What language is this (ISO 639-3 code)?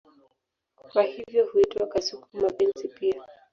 swa